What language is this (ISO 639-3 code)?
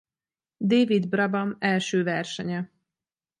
hun